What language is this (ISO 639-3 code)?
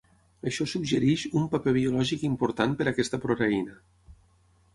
cat